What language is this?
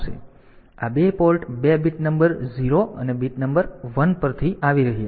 Gujarati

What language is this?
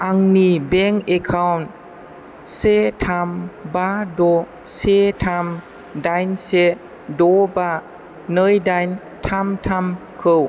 Bodo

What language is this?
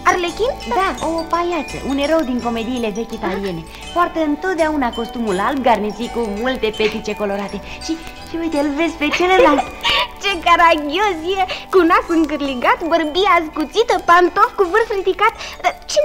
Romanian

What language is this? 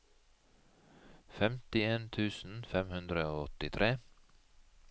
Norwegian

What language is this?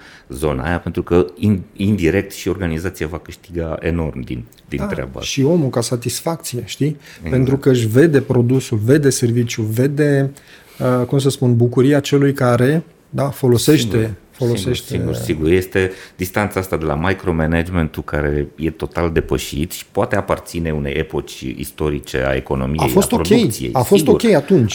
Romanian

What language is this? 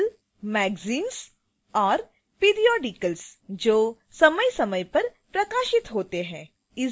Hindi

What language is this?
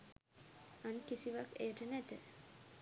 Sinhala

